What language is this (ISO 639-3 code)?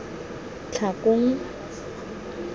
tsn